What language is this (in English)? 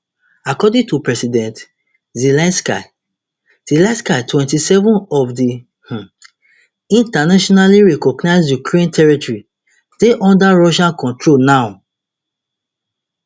Nigerian Pidgin